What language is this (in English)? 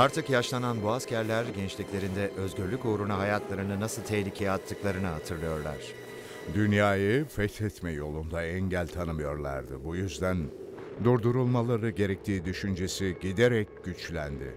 Turkish